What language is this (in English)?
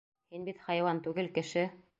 Bashkir